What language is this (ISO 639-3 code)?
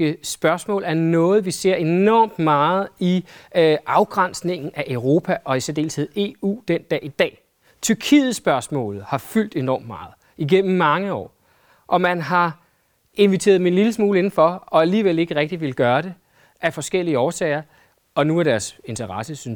dan